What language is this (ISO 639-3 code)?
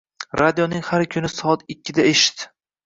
uzb